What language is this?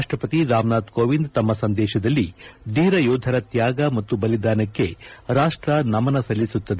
Kannada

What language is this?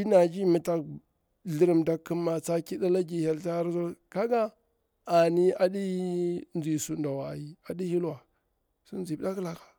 Bura-Pabir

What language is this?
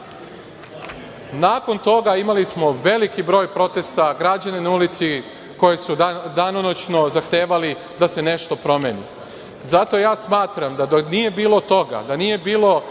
Serbian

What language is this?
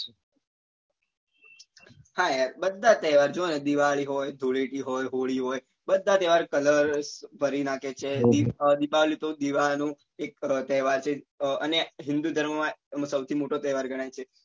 Gujarati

